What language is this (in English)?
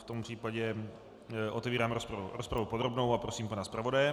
Czech